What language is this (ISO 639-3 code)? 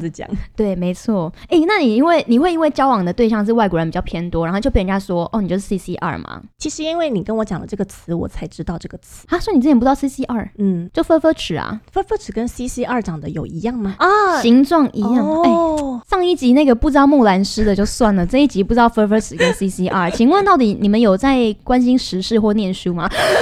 zho